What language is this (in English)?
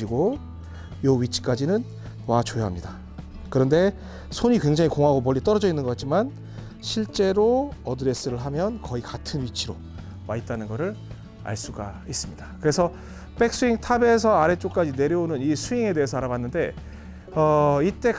Korean